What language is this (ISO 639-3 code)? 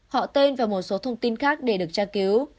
vie